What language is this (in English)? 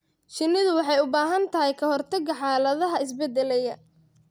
Somali